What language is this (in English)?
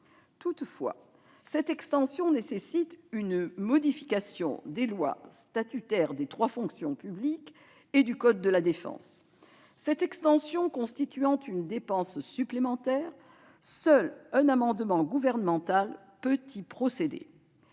French